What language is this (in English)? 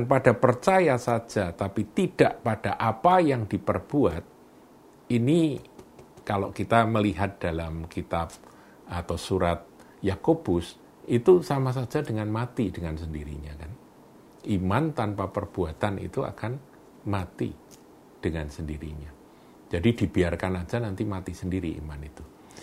Indonesian